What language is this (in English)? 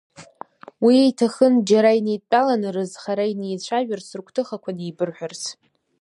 Abkhazian